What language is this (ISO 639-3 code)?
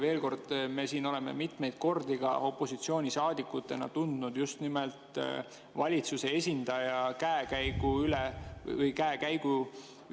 est